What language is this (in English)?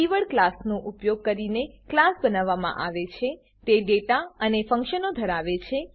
Gujarati